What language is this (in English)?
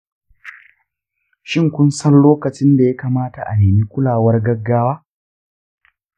Hausa